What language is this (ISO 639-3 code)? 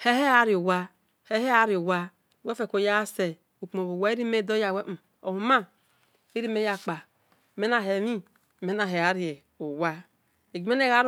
ish